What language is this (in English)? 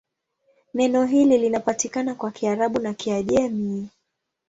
Swahili